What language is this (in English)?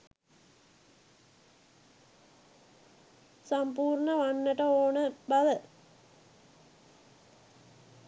Sinhala